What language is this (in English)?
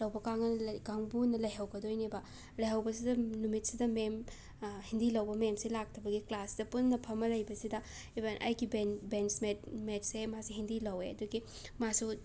Manipuri